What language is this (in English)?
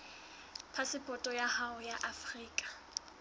Southern Sotho